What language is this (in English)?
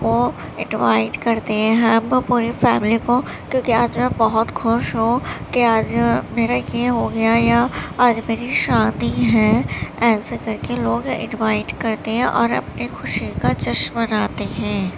Urdu